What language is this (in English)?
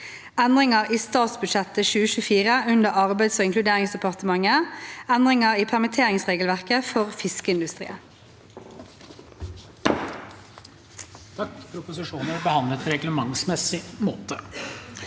Norwegian